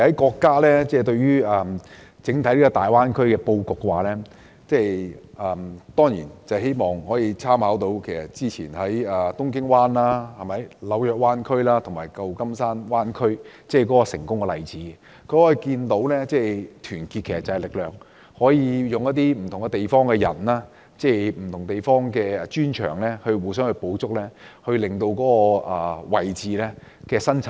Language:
Cantonese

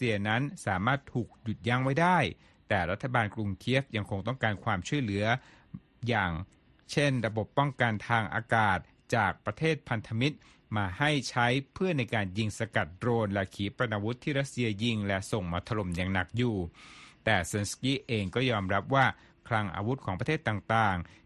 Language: Thai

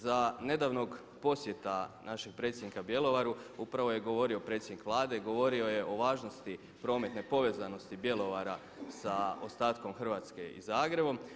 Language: Croatian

